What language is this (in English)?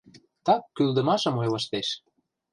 Mari